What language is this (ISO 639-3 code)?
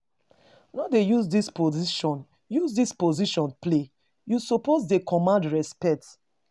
pcm